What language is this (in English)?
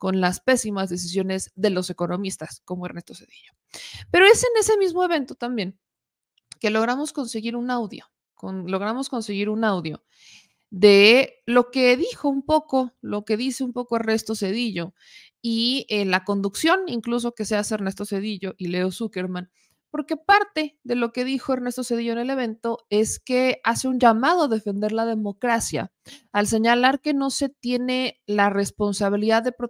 Spanish